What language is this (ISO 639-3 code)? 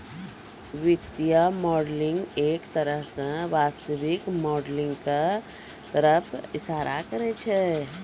mai